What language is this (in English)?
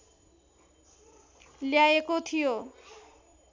Nepali